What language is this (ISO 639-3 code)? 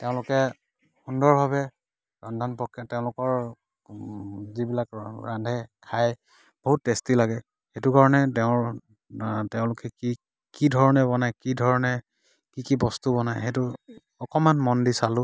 asm